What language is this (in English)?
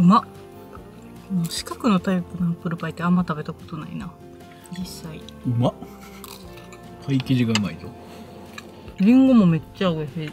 Japanese